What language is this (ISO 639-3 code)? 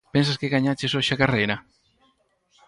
glg